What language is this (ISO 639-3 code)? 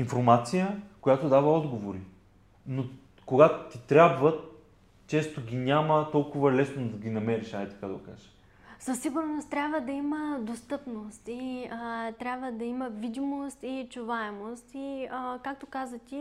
bul